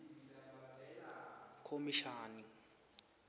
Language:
Swati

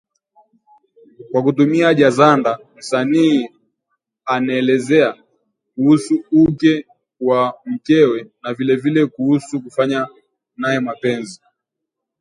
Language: Swahili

